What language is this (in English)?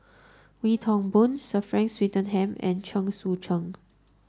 English